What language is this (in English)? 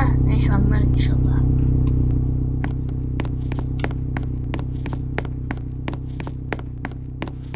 Turkish